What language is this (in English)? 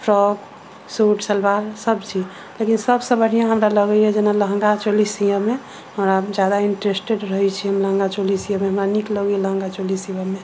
Maithili